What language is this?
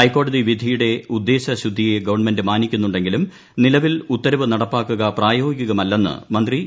Malayalam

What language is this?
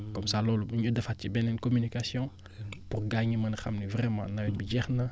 Wolof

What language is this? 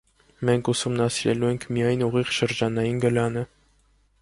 Armenian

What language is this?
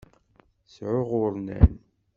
Kabyle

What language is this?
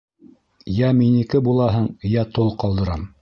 Bashkir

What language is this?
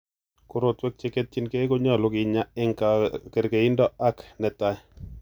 Kalenjin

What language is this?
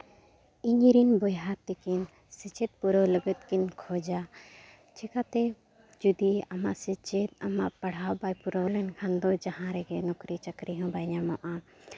Santali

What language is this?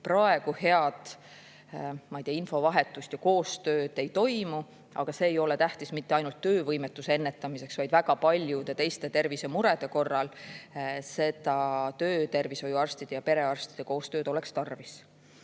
Estonian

